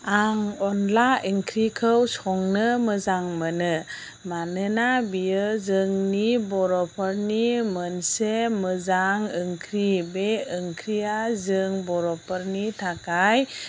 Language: Bodo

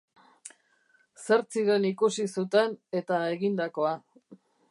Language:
Basque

